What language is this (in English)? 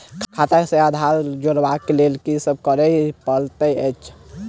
Maithili